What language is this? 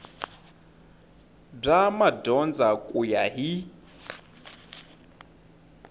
Tsonga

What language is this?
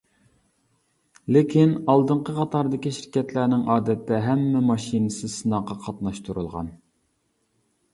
Uyghur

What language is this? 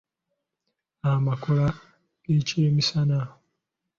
Ganda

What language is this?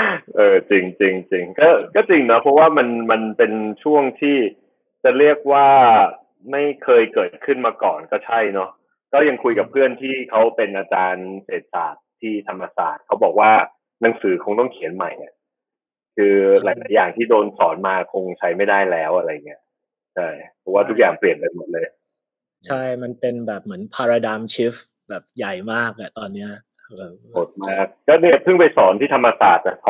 Thai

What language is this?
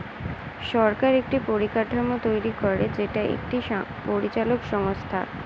Bangla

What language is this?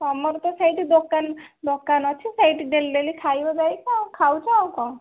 Odia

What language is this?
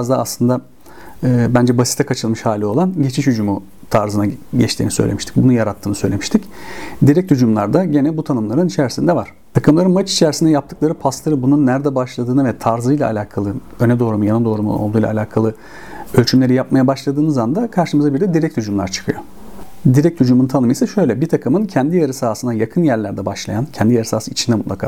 Turkish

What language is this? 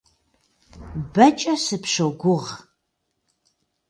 Kabardian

